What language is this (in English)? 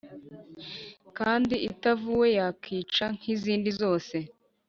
Kinyarwanda